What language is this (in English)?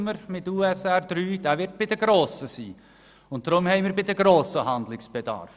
Swiss German